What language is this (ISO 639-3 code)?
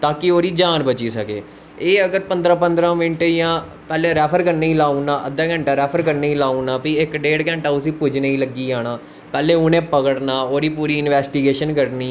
doi